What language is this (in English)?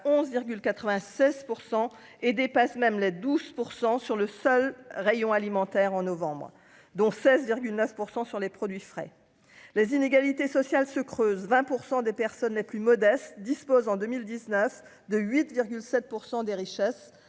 French